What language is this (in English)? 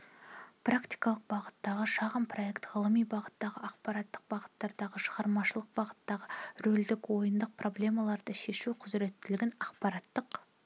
Kazakh